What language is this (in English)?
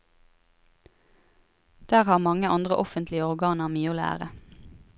Norwegian